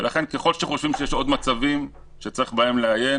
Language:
Hebrew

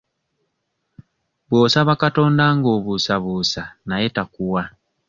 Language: Ganda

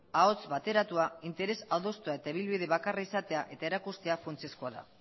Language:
Basque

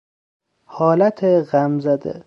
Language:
Persian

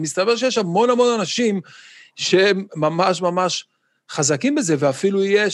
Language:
Hebrew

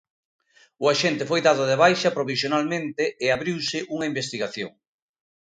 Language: Galician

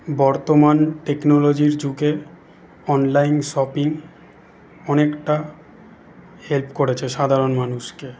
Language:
Bangla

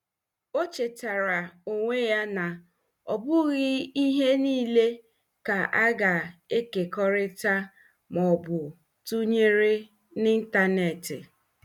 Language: Igbo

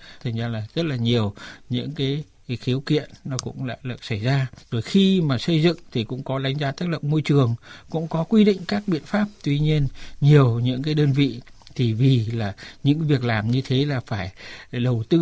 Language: Vietnamese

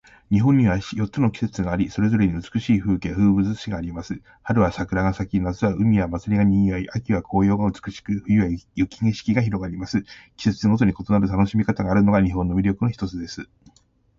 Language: Japanese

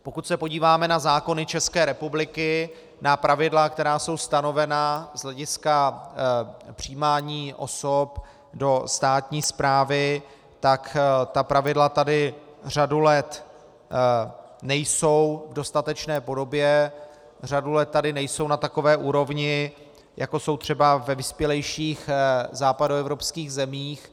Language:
Czech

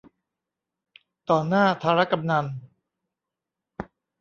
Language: Thai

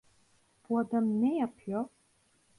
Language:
Turkish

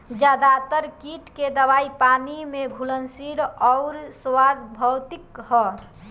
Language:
Bhojpuri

